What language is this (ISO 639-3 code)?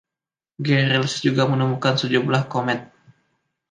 ind